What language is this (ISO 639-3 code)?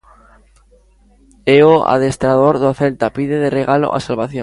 glg